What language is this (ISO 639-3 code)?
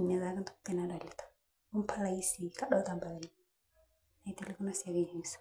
mas